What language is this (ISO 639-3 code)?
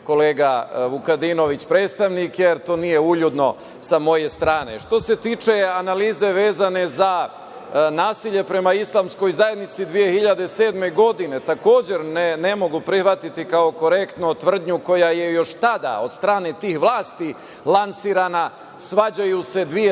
srp